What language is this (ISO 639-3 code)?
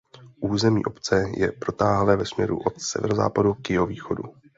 ces